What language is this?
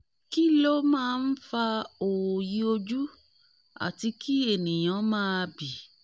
Yoruba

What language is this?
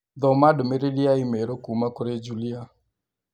Kikuyu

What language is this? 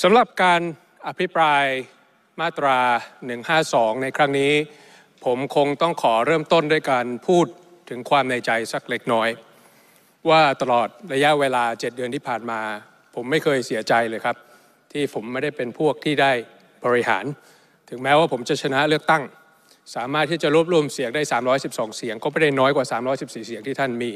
Thai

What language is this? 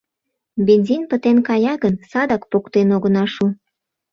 Mari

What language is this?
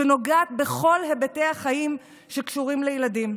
Hebrew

